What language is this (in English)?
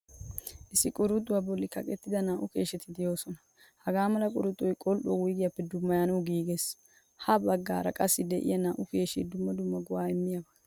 Wolaytta